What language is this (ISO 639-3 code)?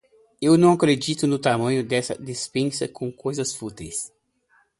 por